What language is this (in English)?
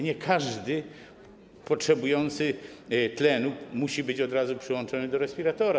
Polish